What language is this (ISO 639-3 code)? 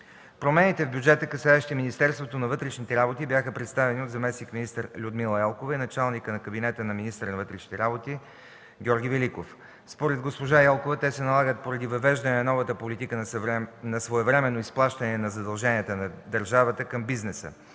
bul